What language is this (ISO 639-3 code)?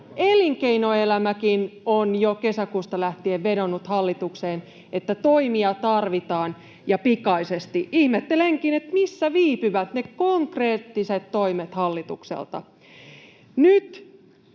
fin